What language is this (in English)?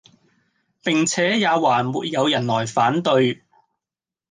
Cantonese